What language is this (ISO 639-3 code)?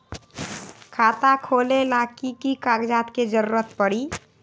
mag